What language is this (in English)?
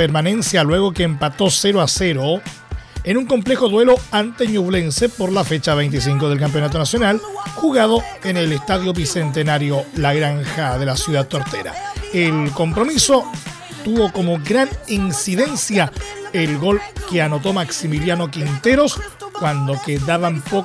Spanish